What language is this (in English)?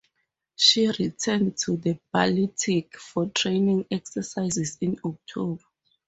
English